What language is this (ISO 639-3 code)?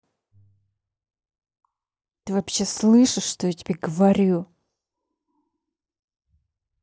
rus